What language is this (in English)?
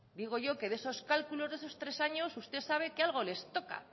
Spanish